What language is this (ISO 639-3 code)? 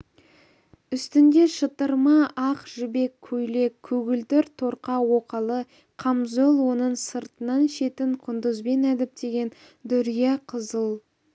kaz